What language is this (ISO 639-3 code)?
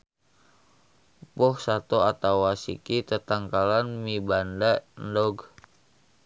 sun